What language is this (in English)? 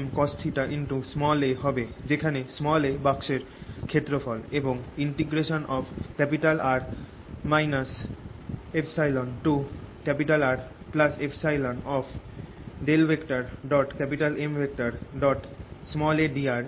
Bangla